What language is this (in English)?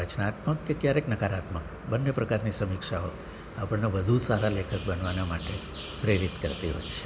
Gujarati